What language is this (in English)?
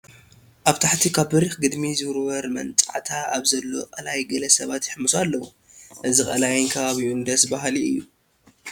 Tigrinya